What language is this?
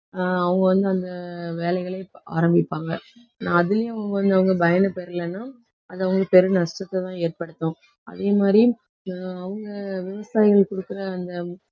Tamil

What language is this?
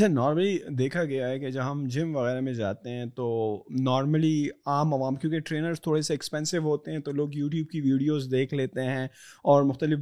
Urdu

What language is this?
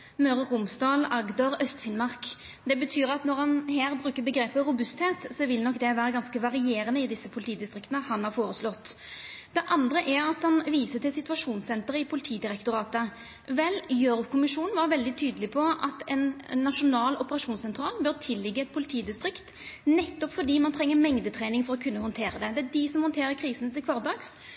Norwegian Nynorsk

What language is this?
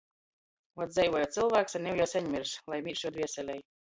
Latgalian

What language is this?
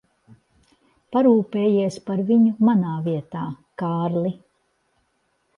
Latvian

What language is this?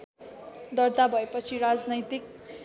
Nepali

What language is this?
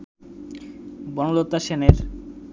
Bangla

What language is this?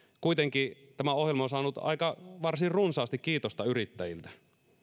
Finnish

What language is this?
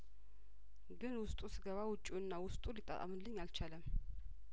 Amharic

